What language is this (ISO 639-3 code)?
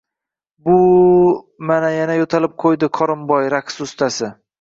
uzb